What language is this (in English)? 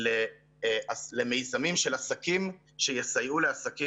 Hebrew